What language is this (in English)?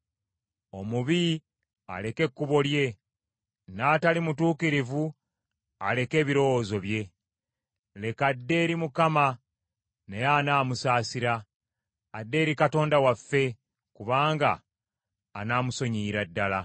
Ganda